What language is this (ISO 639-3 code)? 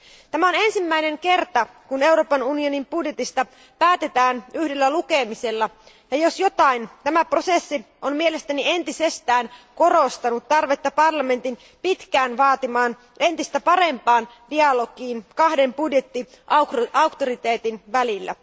fin